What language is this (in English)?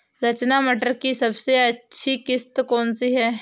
Hindi